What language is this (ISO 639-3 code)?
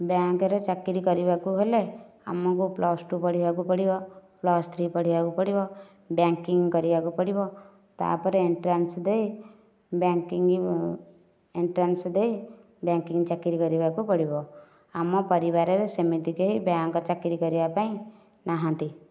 ori